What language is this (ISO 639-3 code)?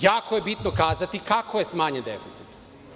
srp